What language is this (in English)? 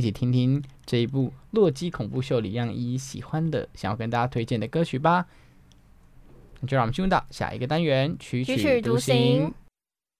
Chinese